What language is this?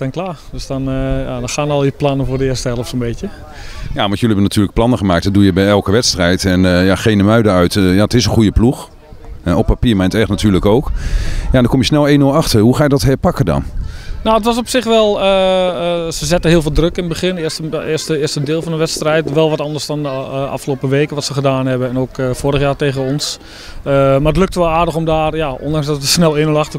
Dutch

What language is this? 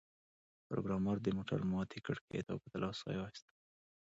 Pashto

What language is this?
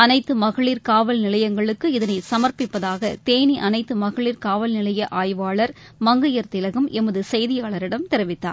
Tamil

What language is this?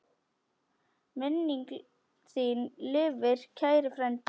Icelandic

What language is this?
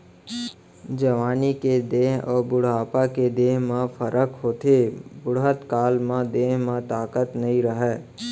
Chhattisgarhi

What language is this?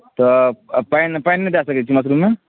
Maithili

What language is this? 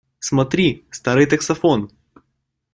Russian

